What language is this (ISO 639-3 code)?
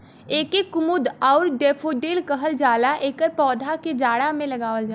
bho